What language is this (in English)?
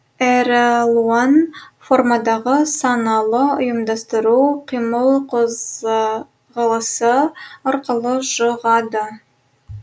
Kazakh